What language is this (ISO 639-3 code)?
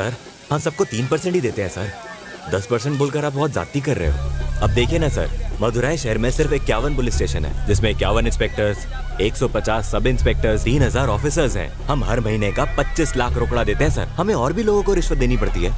hin